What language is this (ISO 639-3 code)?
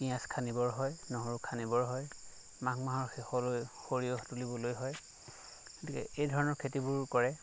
asm